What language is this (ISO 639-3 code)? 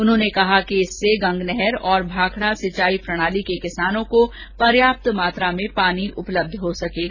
hin